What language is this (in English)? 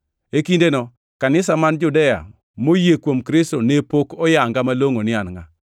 Luo (Kenya and Tanzania)